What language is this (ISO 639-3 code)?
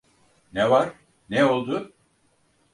tur